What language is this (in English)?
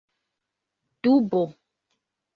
Esperanto